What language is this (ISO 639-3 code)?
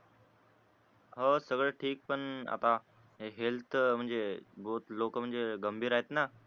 mar